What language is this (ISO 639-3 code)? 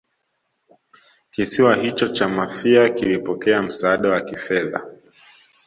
swa